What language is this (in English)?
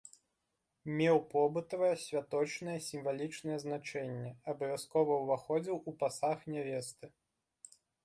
Belarusian